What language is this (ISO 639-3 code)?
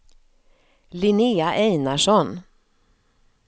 swe